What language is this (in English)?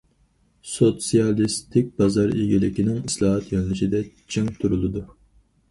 Uyghur